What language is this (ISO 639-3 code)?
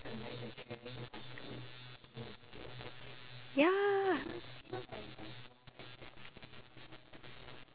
eng